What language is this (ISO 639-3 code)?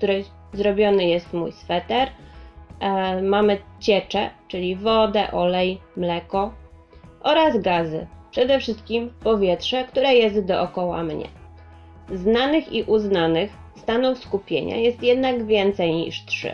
pol